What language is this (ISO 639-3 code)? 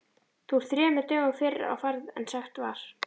isl